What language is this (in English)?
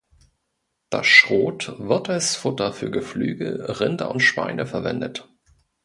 German